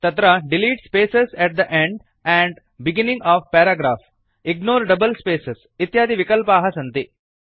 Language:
Sanskrit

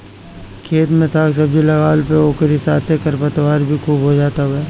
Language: Bhojpuri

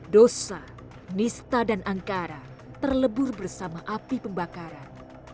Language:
Indonesian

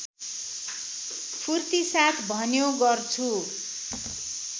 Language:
Nepali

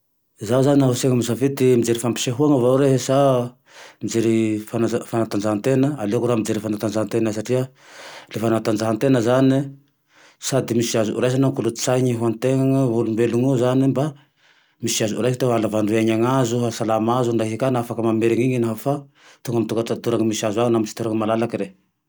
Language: Tandroy-Mahafaly Malagasy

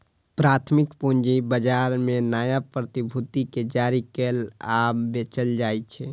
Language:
Maithili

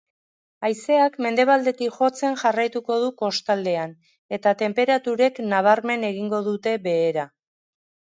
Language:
Basque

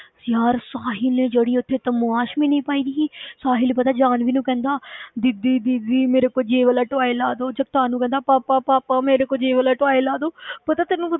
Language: Punjabi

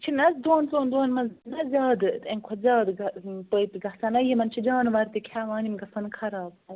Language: Kashmiri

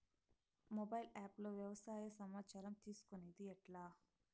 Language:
Telugu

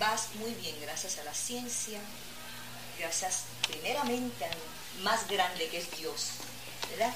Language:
Spanish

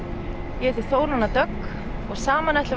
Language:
Icelandic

